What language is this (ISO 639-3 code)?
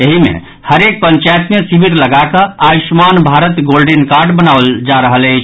mai